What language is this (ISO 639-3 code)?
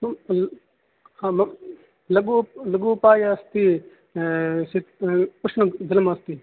san